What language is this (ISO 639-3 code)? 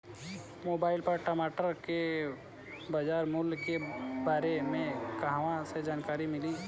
bho